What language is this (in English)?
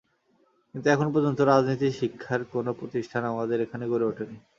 Bangla